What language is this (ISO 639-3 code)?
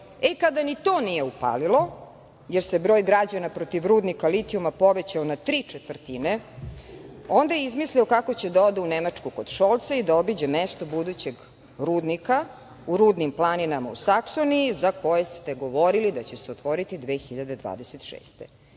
srp